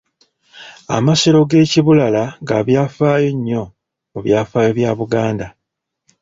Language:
Ganda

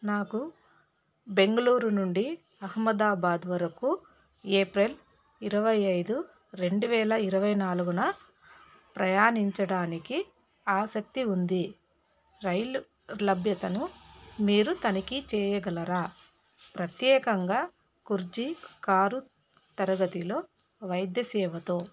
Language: Telugu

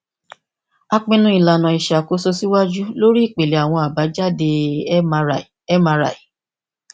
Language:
Yoruba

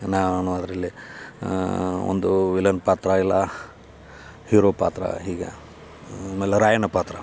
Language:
Kannada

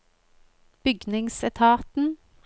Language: Norwegian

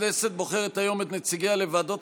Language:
Hebrew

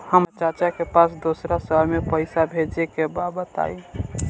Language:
Bhojpuri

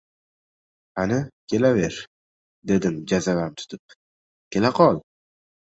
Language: Uzbek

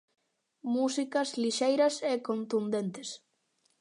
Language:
Galician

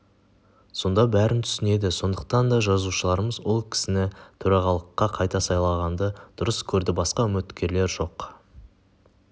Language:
Kazakh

